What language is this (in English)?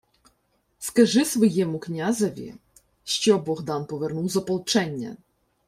Ukrainian